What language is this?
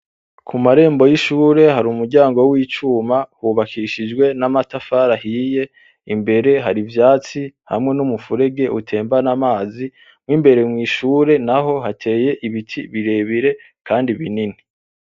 Rundi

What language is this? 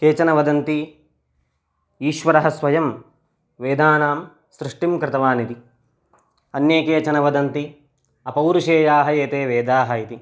Sanskrit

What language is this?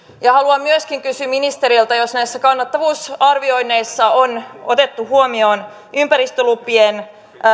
Finnish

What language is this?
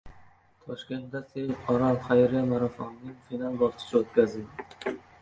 Uzbek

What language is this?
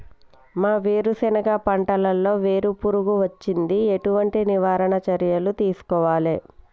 Telugu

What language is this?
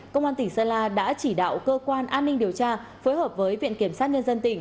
Vietnamese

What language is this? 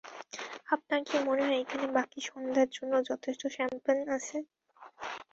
Bangla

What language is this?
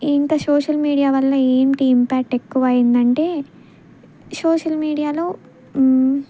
Telugu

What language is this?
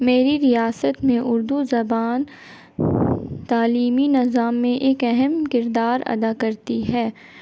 Urdu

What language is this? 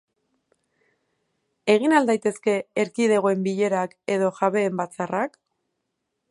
Basque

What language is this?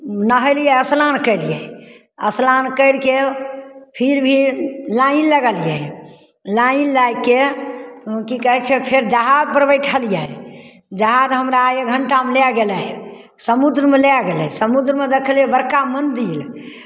Maithili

